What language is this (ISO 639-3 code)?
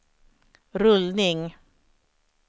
swe